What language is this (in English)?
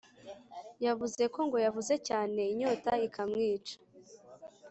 Kinyarwanda